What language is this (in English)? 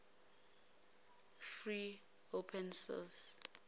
Zulu